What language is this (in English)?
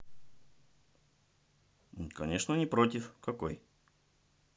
Russian